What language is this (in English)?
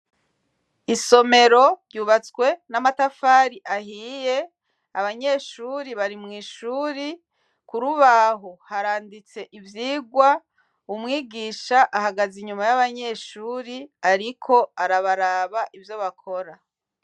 Rundi